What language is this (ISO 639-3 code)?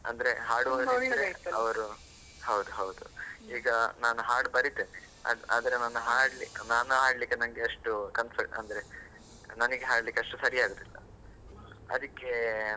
kan